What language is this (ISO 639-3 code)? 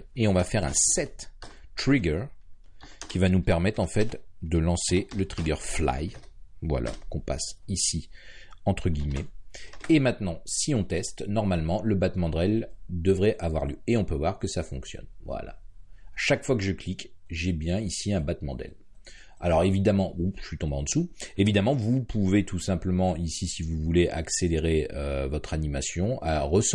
fra